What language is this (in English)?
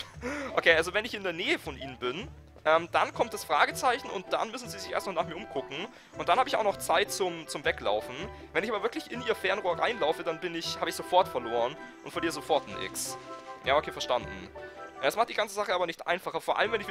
German